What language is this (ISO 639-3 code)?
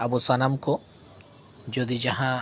sat